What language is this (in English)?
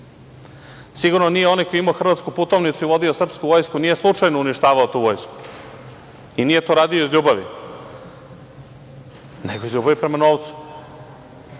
Serbian